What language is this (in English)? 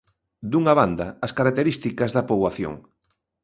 Galician